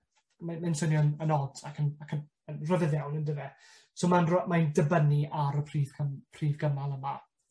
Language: Welsh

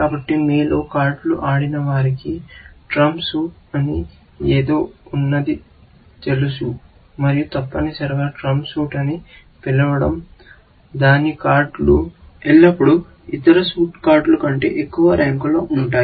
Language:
Telugu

